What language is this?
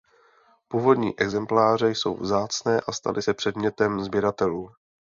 Czech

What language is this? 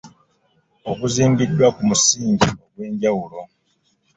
Ganda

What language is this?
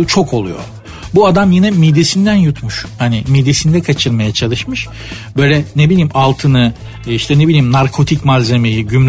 Turkish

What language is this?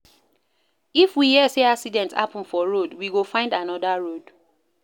Nigerian Pidgin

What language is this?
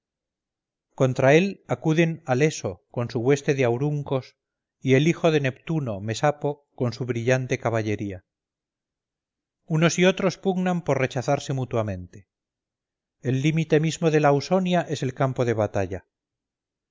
Spanish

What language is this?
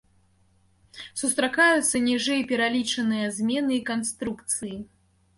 Belarusian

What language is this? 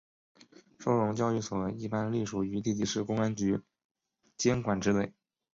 Chinese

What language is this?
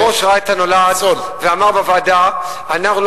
Hebrew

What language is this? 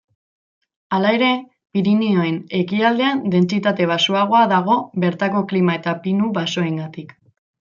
Basque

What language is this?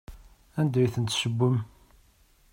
Kabyle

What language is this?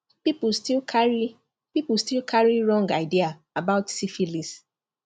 Nigerian Pidgin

